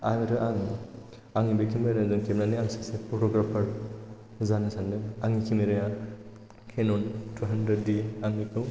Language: Bodo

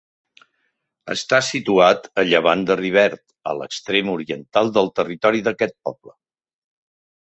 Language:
Catalan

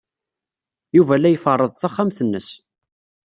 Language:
Kabyle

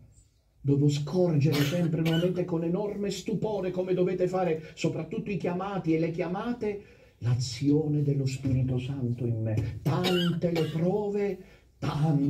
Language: Italian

